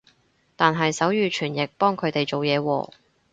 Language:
Cantonese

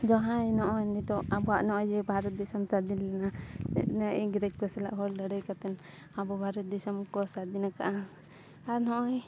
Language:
Santali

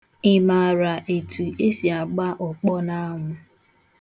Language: Igbo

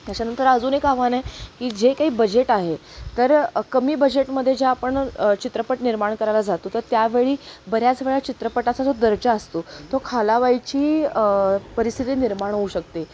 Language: Marathi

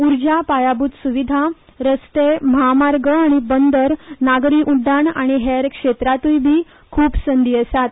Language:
Konkani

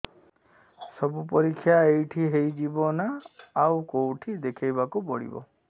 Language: Odia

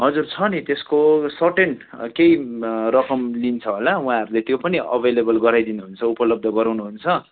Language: Nepali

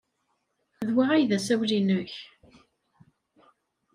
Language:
Kabyle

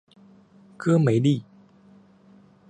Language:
Chinese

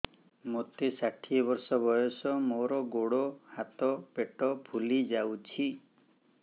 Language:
Odia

